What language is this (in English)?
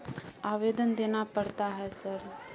Maithili